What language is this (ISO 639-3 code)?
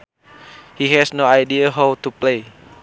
sun